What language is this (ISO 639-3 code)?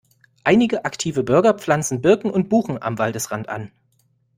deu